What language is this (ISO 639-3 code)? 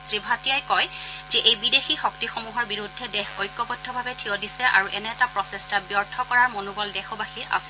asm